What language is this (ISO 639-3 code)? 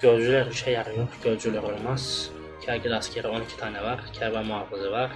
tur